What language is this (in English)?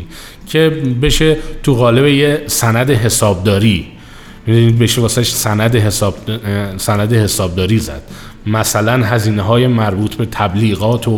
Persian